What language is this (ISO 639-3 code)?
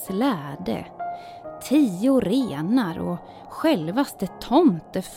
swe